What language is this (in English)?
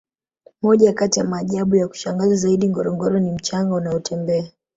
Swahili